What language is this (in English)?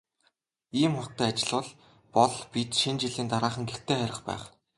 Mongolian